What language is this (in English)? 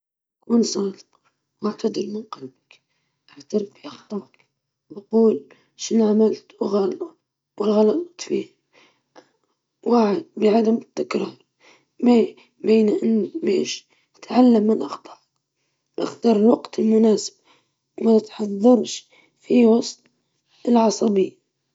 Libyan Arabic